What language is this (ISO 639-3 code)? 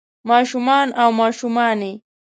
pus